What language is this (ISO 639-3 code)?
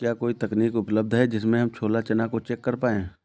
hin